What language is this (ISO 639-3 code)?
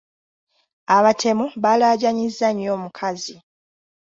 lug